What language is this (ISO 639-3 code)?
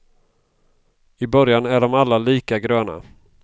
swe